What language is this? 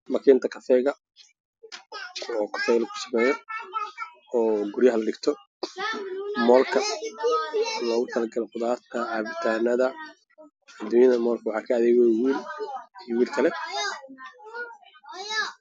Somali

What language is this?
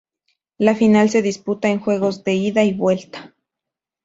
Spanish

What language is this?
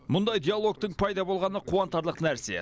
Kazakh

